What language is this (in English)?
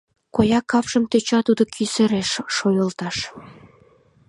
Mari